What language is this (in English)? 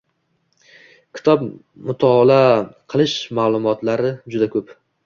Uzbek